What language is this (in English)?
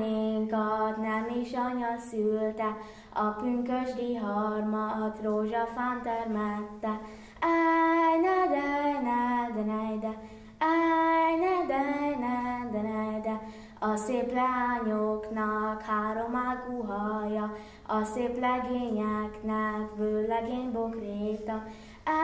Hungarian